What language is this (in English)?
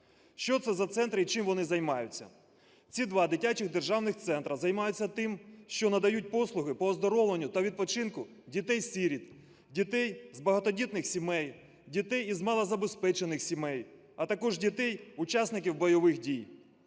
Ukrainian